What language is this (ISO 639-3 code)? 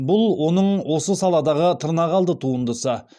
kaz